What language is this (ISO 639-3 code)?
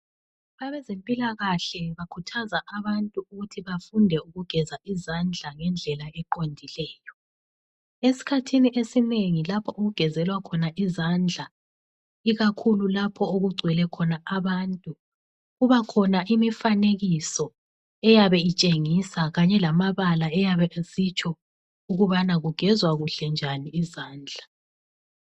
nde